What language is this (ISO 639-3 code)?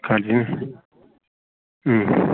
nep